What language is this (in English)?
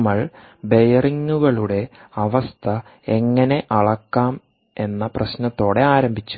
Malayalam